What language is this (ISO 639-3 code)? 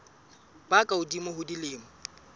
sot